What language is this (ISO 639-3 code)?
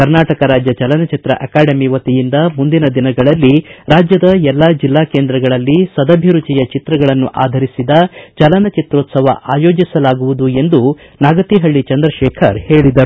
kan